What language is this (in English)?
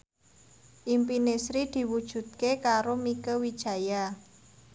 Javanese